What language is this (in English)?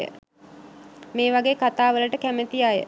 Sinhala